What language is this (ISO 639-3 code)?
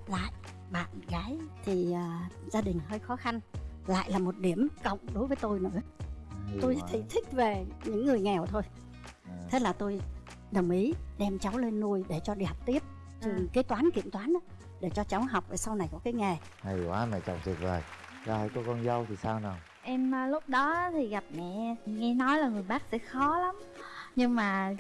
vie